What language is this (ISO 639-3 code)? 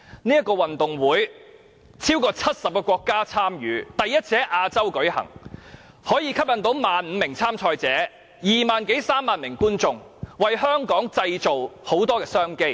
yue